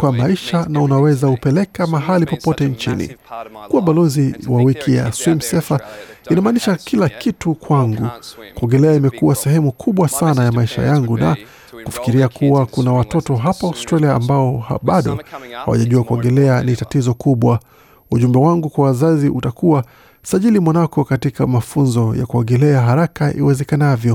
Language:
Swahili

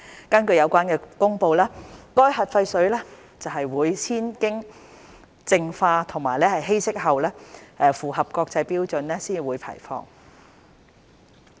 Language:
Cantonese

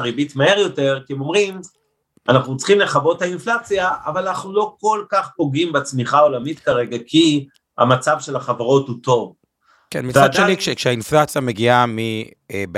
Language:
Hebrew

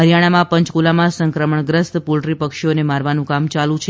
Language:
Gujarati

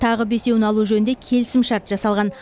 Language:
Kazakh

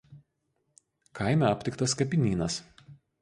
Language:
Lithuanian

